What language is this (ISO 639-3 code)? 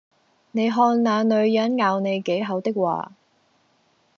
yue